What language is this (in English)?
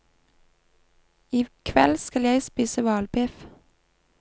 Norwegian